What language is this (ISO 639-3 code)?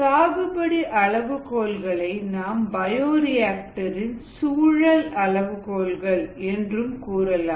tam